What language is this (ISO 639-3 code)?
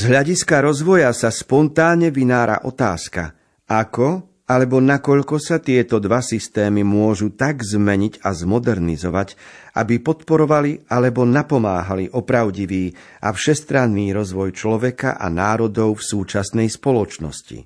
slk